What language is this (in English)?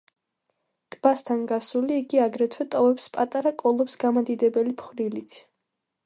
Georgian